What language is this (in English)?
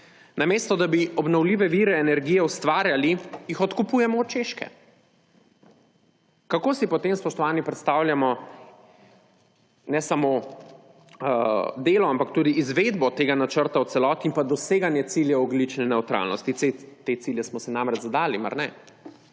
Slovenian